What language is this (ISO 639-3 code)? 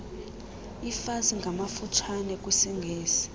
xho